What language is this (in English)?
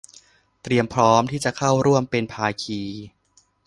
Thai